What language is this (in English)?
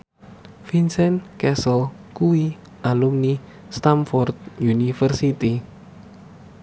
Javanese